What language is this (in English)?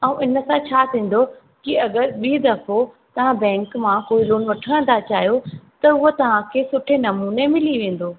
Sindhi